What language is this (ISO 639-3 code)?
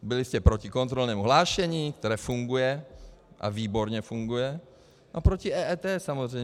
ces